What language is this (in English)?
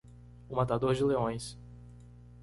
Portuguese